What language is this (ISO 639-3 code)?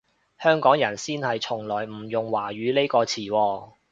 yue